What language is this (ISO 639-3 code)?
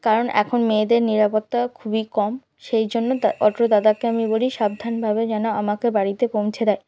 ben